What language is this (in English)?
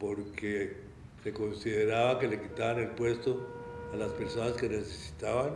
Spanish